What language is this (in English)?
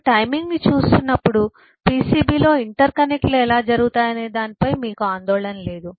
Telugu